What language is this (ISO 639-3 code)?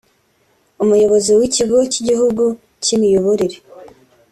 kin